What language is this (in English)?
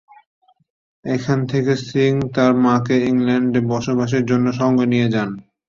Bangla